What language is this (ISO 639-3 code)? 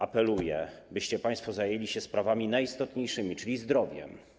pol